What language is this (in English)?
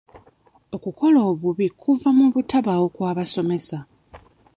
Ganda